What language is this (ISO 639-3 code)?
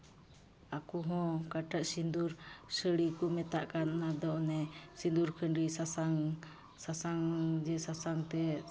sat